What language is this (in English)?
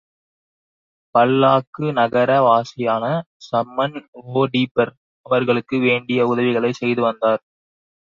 Tamil